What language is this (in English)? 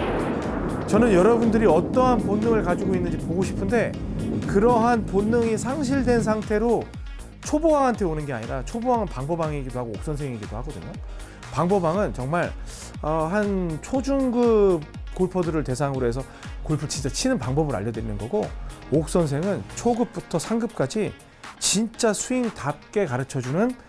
Korean